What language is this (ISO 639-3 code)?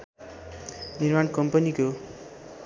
nep